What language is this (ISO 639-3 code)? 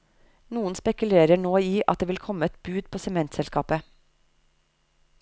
nor